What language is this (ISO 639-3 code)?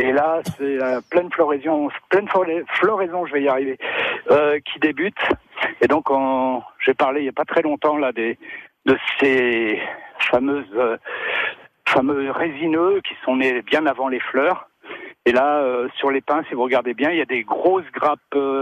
fra